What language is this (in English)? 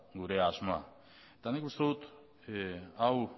Basque